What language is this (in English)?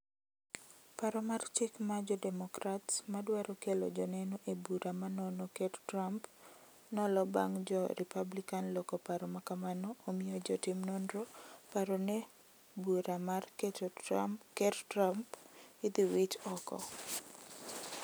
Luo (Kenya and Tanzania)